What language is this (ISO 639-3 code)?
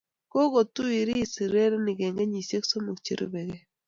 kln